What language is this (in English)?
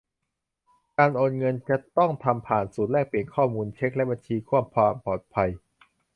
Thai